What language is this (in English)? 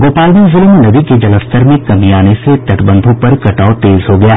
Hindi